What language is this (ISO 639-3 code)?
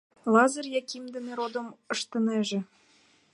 chm